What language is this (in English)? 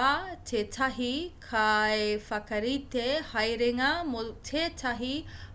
Māori